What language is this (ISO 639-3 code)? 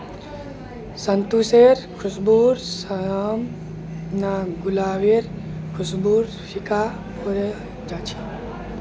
mag